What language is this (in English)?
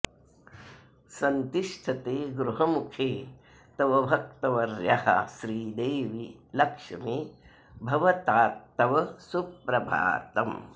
Sanskrit